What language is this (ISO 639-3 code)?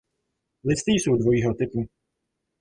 ces